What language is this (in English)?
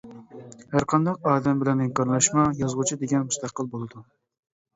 Uyghur